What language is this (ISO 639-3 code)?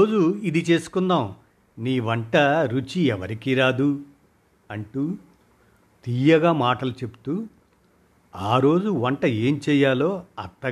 tel